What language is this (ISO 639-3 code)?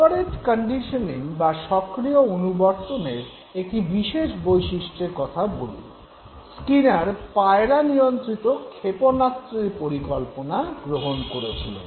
ben